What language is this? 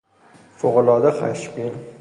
Persian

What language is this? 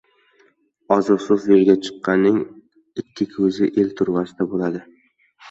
Uzbek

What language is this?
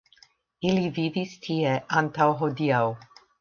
Esperanto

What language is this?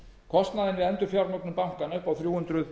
Icelandic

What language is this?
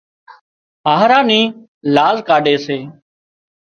Wadiyara Koli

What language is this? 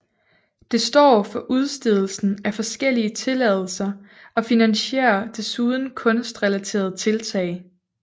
Danish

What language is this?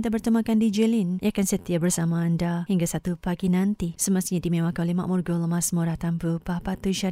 Malay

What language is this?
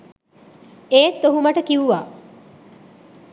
Sinhala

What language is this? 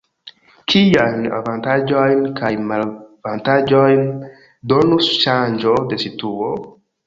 Esperanto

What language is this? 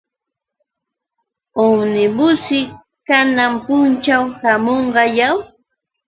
Yauyos Quechua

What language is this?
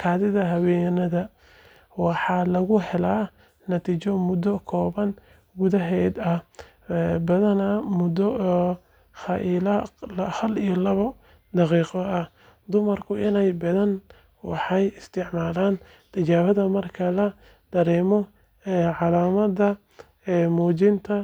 Somali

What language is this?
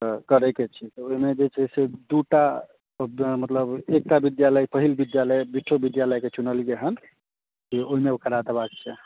Maithili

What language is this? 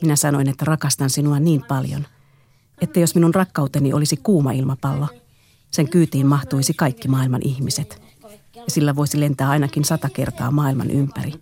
Finnish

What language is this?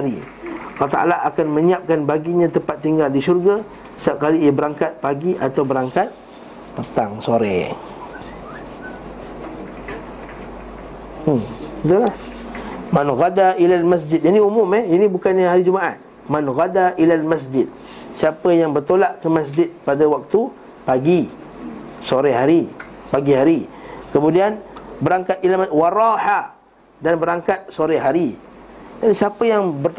Malay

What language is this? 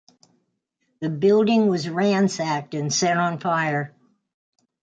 English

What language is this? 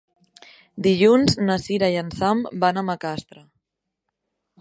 Catalan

